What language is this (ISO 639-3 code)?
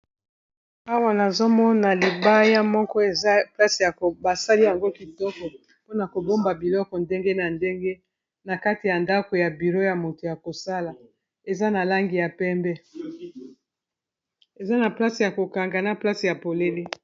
lin